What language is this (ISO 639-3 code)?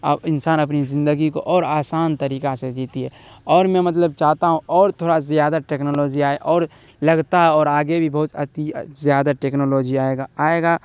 urd